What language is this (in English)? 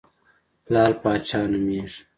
Pashto